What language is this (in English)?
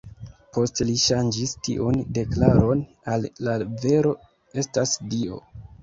Esperanto